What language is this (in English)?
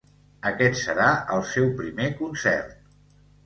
Catalan